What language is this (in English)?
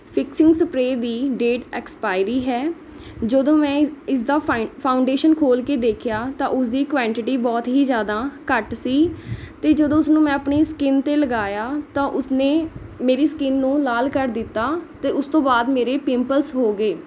Punjabi